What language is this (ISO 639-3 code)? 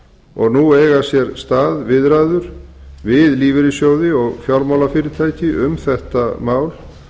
isl